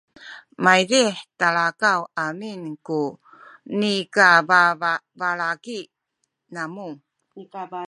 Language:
Sakizaya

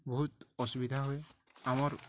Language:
Odia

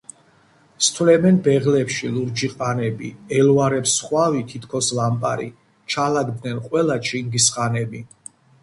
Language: Georgian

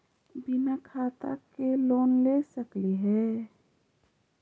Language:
Magahi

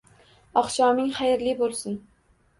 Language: Uzbek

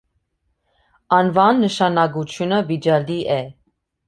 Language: Armenian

